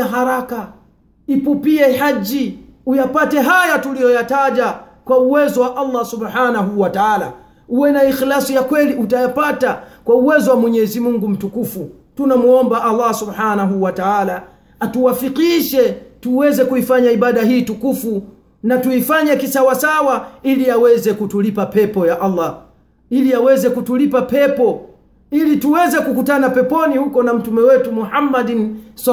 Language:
Swahili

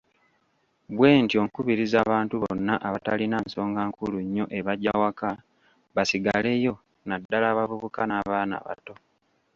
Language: Ganda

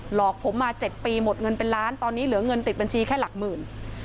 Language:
Thai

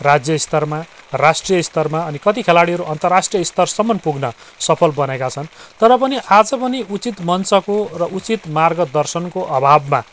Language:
Nepali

